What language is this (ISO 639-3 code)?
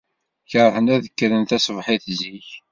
kab